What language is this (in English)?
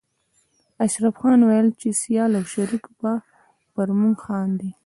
Pashto